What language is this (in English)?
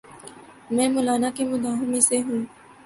Urdu